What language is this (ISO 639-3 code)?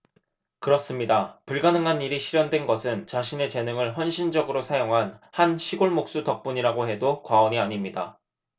kor